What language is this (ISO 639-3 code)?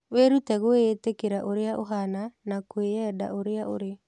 kik